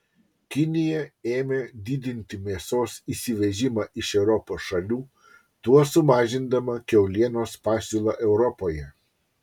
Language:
Lithuanian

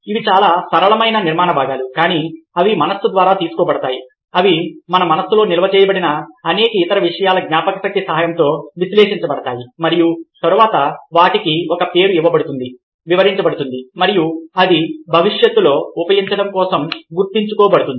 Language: Telugu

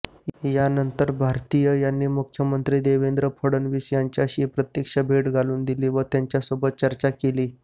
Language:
Marathi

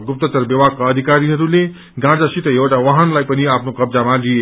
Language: Nepali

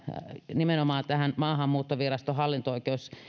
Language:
Finnish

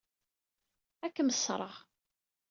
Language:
Kabyle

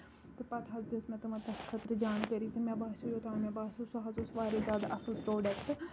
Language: Kashmiri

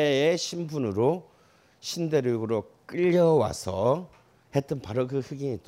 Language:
Korean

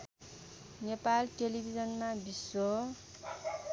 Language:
Nepali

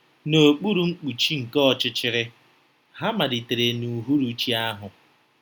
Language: Igbo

